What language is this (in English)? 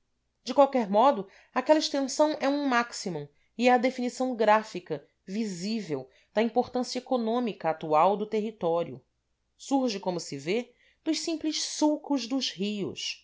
Portuguese